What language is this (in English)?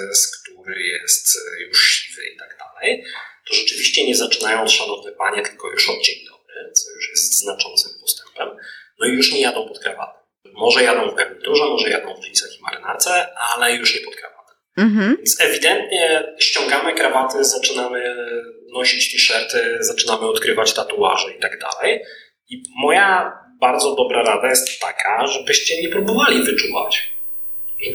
Polish